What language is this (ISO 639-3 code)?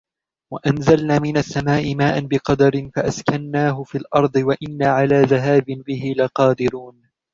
ara